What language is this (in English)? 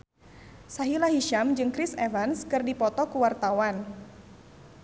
Sundanese